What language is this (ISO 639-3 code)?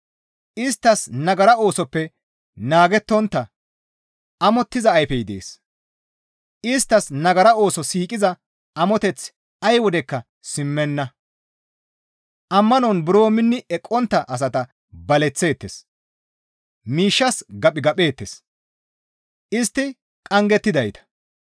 gmv